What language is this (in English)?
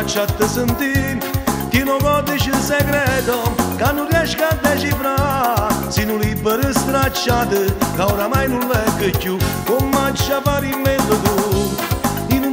Romanian